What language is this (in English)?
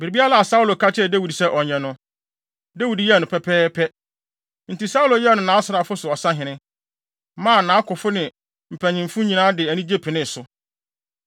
Akan